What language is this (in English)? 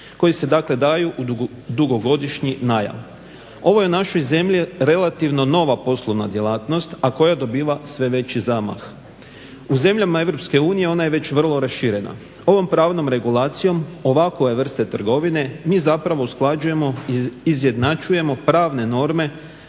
Croatian